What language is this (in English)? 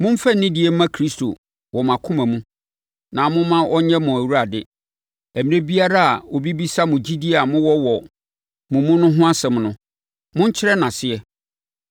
Akan